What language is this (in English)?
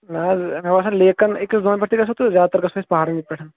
Kashmiri